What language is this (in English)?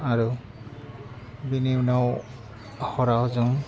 Bodo